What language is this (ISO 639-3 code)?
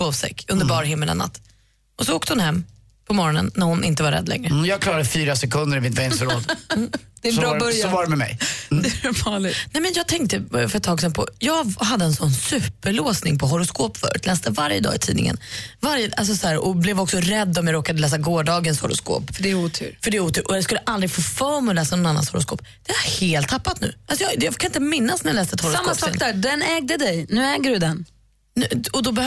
swe